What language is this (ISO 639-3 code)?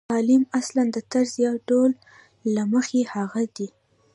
pus